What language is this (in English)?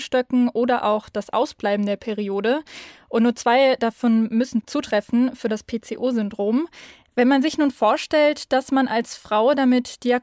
German